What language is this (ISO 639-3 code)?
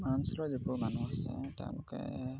asm